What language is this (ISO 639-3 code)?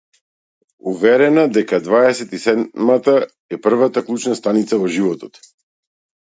mkd